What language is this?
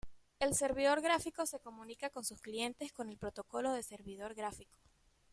Spanish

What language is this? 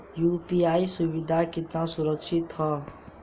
Bhojpuri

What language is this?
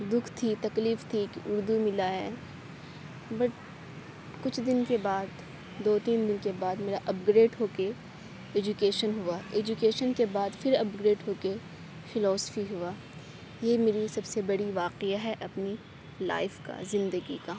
Urdu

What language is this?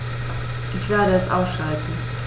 German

